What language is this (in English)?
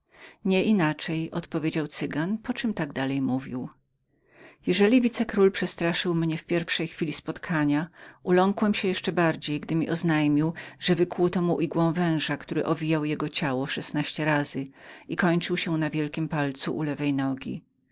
Polish